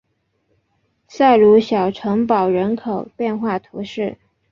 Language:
Chinese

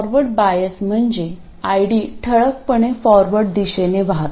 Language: Marathi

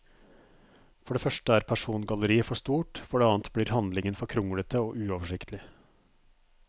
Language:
Norwegian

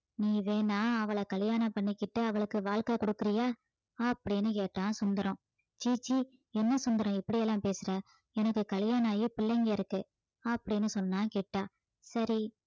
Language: Tamil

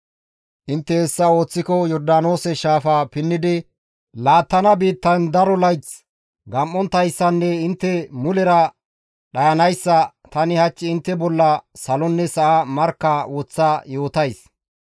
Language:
Gamo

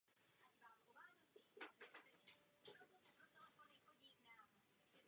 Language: Czech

